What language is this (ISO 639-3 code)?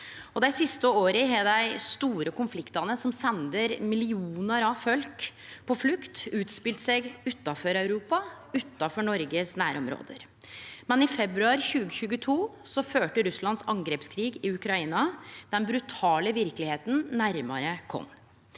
nor